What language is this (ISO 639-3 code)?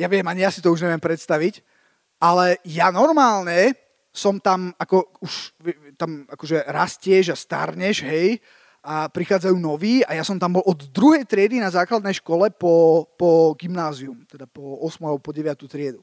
slk